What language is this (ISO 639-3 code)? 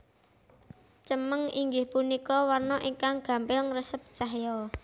jav